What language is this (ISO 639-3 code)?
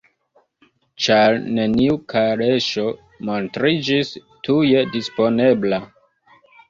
epo